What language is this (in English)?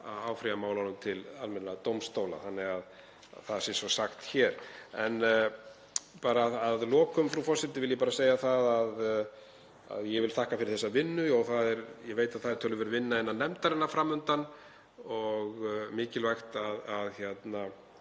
Icelandic